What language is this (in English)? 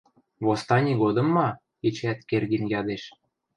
Western Mari